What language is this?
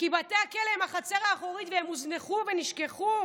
Hebrew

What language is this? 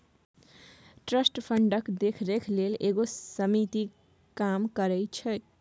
Maithili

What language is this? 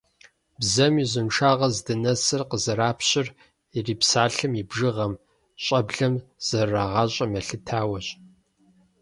Kabardian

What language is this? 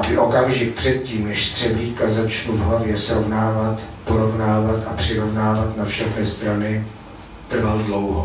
Czech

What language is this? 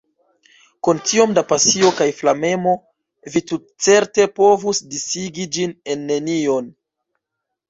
Esperanto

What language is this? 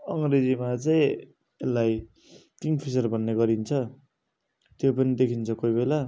Nepali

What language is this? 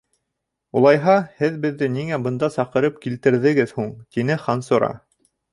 Bashkir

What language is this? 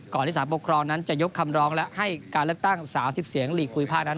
Thai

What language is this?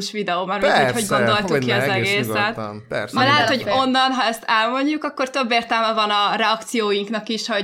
Hungarian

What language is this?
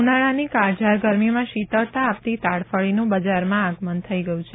Gujarati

